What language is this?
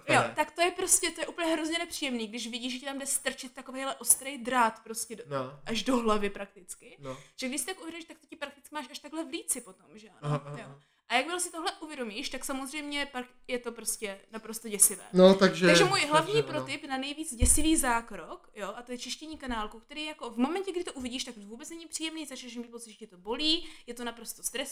Czech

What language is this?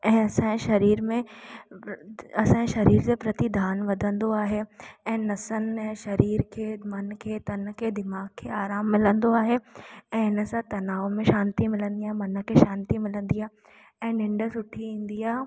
Sindhi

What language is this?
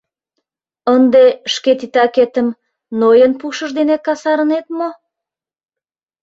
Mari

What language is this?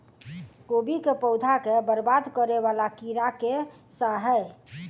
Maithili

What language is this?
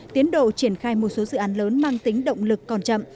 Vietnamese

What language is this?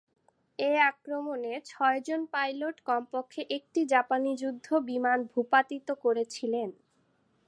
Bangla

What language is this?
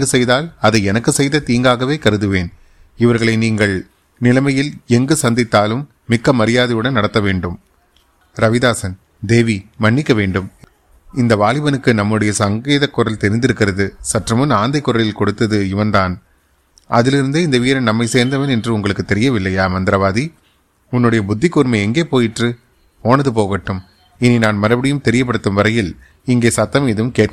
Tamil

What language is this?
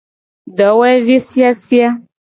Gen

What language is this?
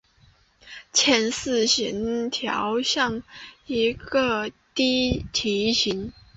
Chinese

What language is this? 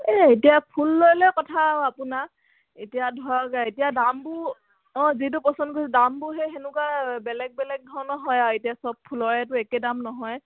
Assamese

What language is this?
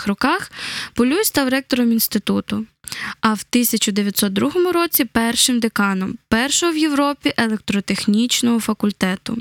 Ukrainian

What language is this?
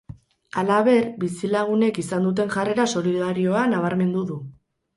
Basque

